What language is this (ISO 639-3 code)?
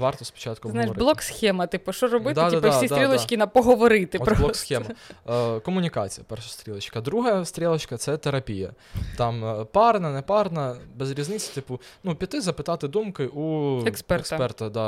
ukr